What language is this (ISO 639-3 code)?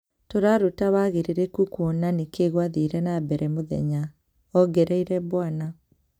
kik